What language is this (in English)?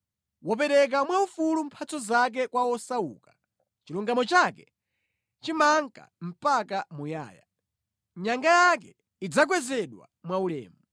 Nyanja